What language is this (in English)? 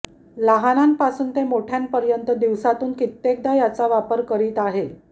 Marathi